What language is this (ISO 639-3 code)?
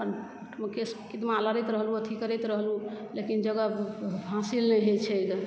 mai